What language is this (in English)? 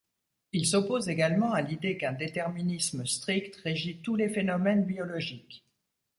French